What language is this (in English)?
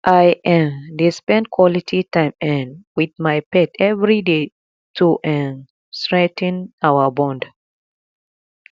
Nigerian Pidgin